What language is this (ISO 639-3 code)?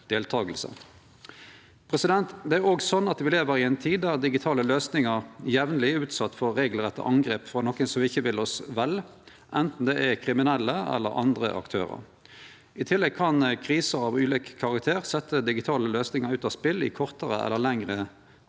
nor